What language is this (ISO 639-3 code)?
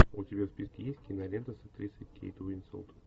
rus